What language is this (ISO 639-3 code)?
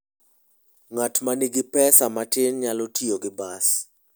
luo